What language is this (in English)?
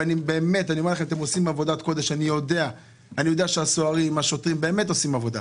Hebrew